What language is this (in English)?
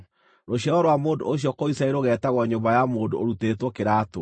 Kikuyu